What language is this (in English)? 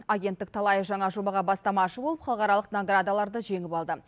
Kazakh